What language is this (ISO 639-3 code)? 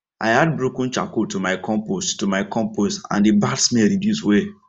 pcm